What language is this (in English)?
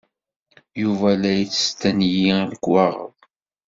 Kabyle